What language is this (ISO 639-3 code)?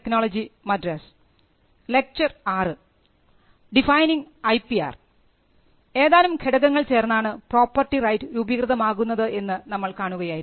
mal